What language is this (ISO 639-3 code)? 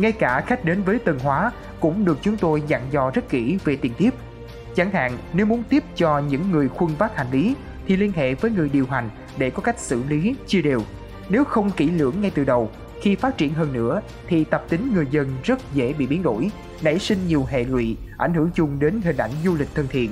vie